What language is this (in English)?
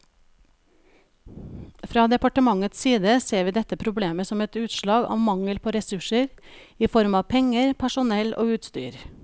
Norwegian